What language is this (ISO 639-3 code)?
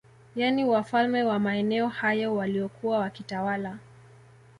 swa